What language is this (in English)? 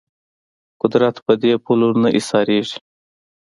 Pashto